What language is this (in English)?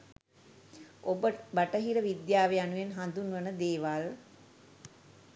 Sinhala